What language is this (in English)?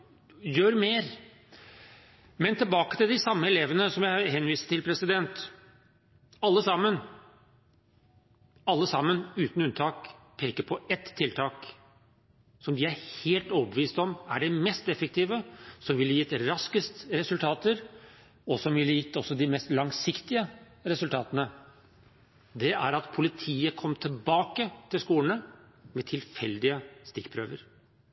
Norwegian Bokmål